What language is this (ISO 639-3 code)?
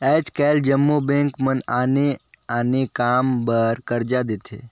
hne